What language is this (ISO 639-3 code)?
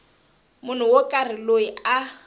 tso